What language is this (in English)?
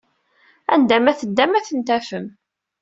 Kabyle